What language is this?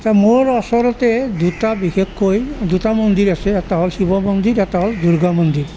Assamese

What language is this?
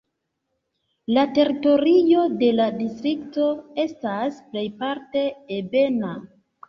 Esperanto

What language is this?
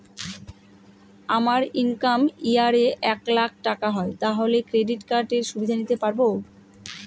Bangla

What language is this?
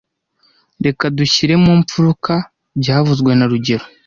Kinyarwanda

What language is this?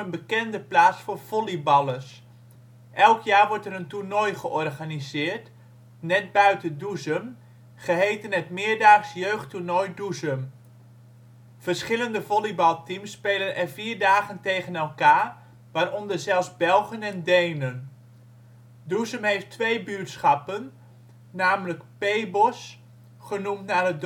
Dutch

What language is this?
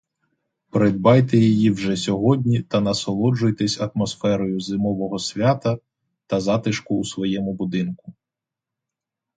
Ukrainian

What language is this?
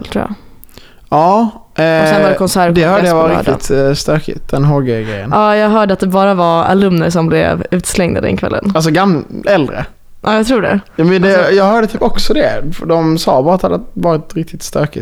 Swedish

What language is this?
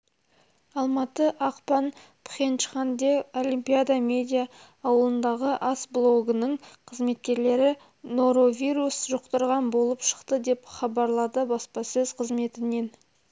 Kazakh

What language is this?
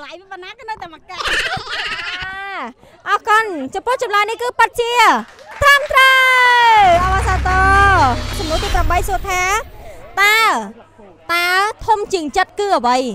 Thai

